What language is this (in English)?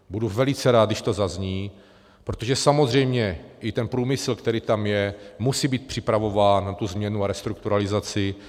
Czech